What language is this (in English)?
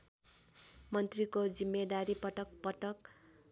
Nepali